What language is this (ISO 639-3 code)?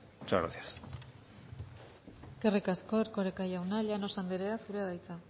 eus